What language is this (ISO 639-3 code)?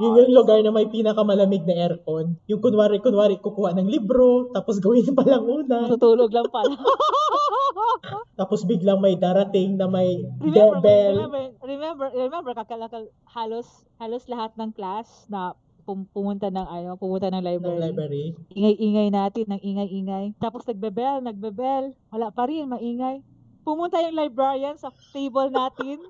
fil